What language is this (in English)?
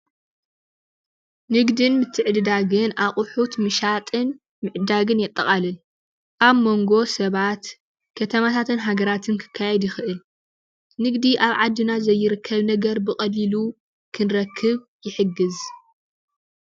Tigrinya